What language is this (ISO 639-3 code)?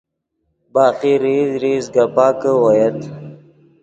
ydg